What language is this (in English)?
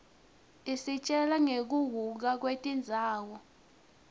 Swati